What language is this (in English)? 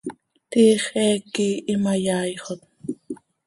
Seri